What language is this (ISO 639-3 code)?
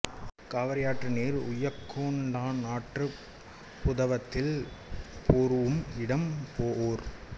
tam